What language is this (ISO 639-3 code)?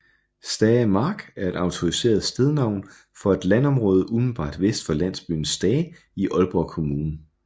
dan